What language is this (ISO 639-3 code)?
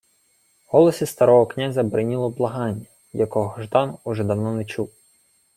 ukr